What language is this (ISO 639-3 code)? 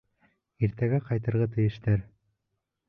bak